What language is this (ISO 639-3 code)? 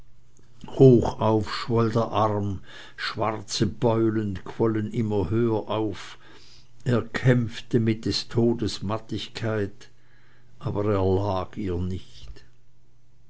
deu